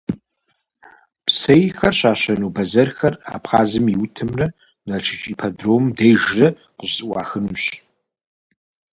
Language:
Kabardian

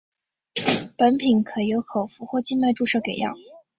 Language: Chinese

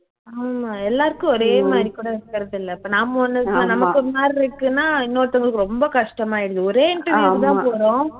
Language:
Tamil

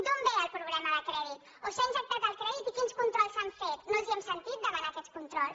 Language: Catalan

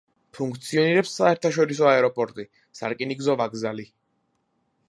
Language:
Georgian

